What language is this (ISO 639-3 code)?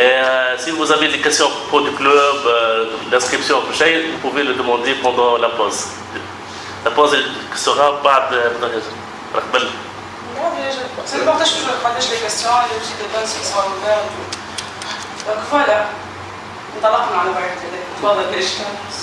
fra